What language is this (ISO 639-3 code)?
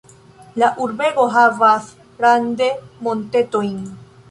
epo